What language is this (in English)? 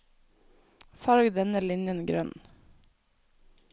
Norwegian